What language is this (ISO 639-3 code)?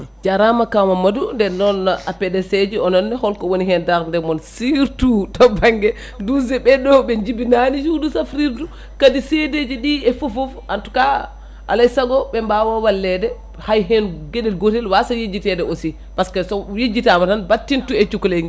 ful